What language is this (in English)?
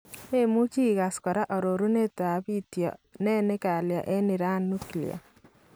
Kalenjin